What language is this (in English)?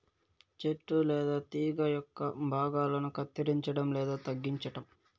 Telugu